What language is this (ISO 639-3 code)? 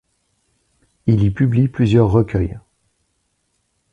fra